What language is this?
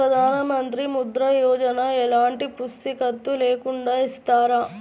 Telugu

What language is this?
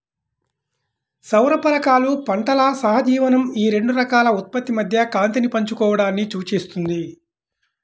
Telugu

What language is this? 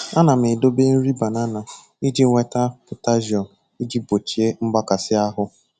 Igbo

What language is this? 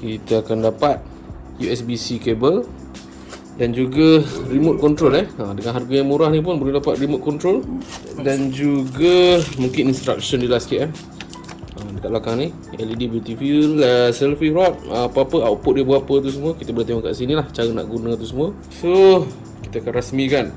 Malay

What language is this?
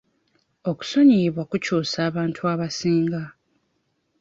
Ganda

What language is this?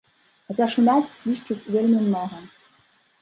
Belarusian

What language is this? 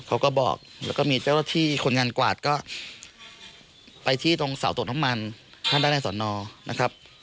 Thai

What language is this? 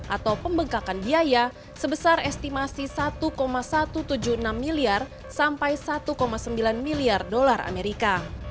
Indonesian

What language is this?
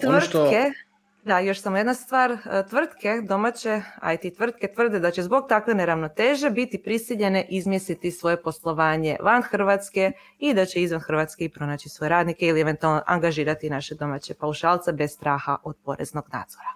Croatian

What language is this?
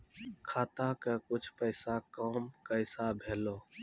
Maithili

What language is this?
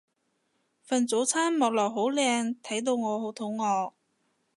Cantonese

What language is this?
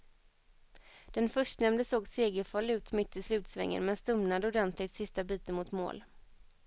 Swedish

